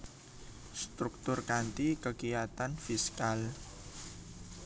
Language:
Javanese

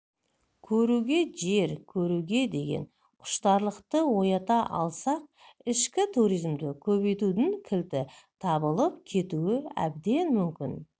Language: Kazakh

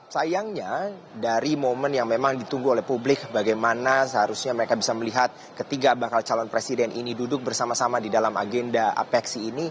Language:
Indonesian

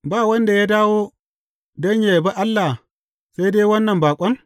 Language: Hausa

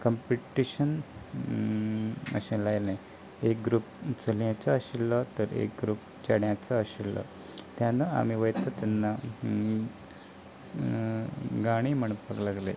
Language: Konkani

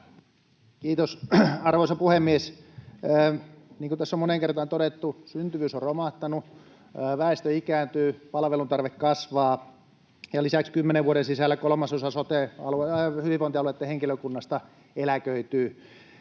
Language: Finnish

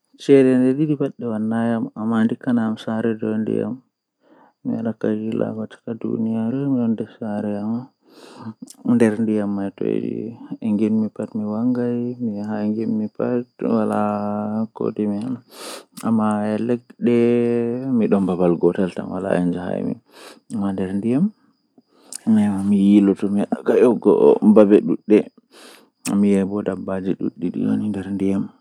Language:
Western Niger Fulfulde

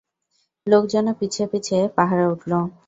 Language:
Bangla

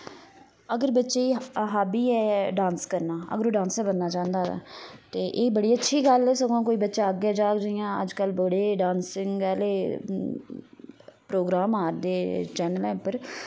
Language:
Dogri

